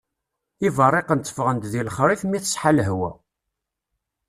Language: Kabyle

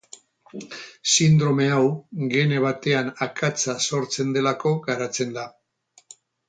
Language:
Basque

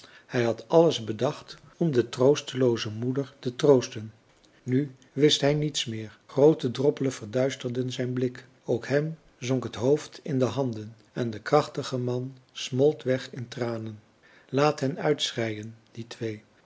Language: Dutch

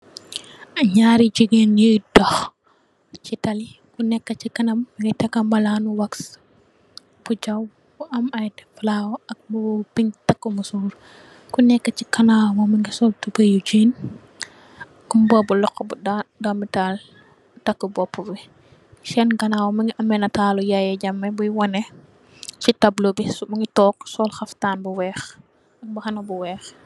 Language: Wolof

